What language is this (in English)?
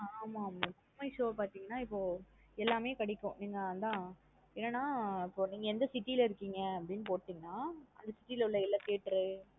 Tamil